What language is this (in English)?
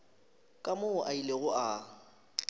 Northern Sotho